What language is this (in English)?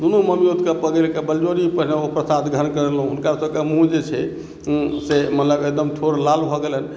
Maithili